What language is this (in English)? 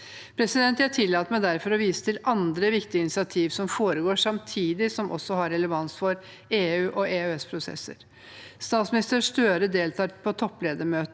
Norwegian